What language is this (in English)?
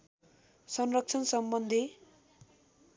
Nepali